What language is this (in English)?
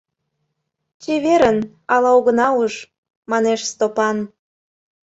Mari